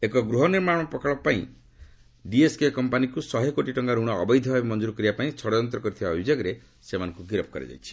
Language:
Odia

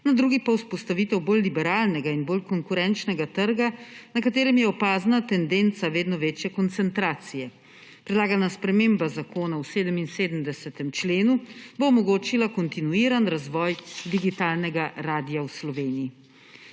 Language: Slovenian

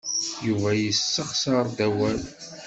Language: Kabyle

